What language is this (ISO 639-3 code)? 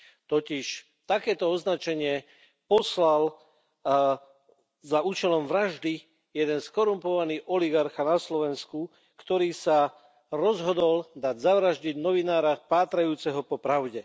slk